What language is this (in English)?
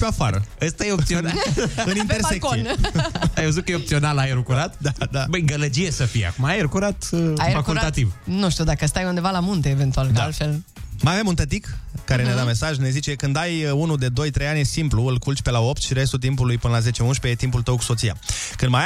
Romanian